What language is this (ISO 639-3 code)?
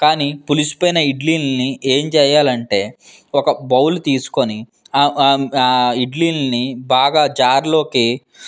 tel